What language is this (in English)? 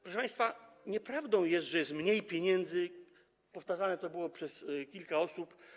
Polish